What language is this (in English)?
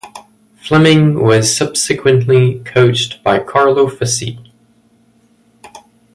English